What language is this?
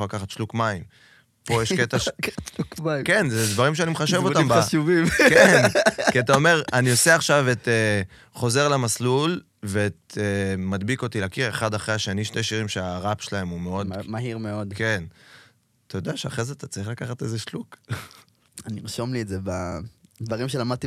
Hebrew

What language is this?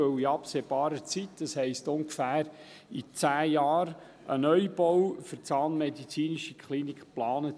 Swiss German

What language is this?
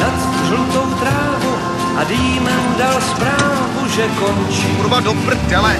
Czech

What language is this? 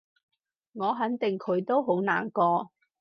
Cantonese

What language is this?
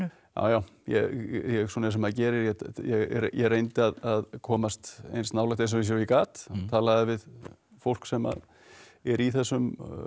Icelandic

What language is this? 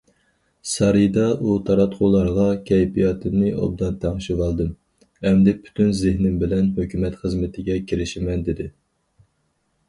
Uyghur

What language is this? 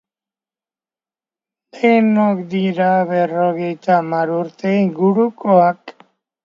Basque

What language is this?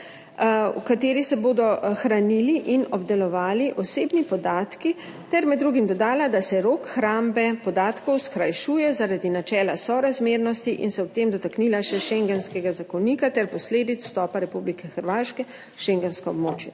Slovenian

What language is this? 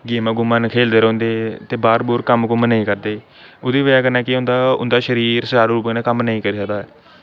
Dogri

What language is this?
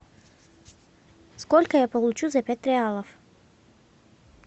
Russian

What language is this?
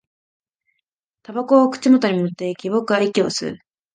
Japanese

